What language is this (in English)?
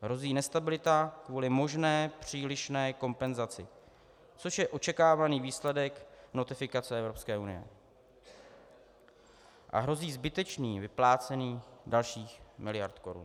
Czech